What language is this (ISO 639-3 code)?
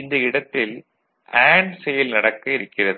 tam